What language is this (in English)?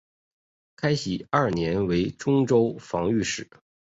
Chinese